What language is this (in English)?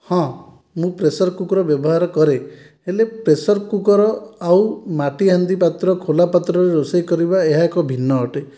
Odia